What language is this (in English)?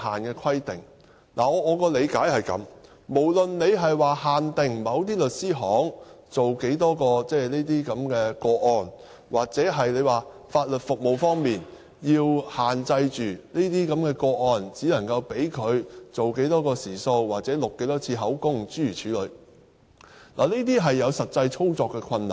Cantonese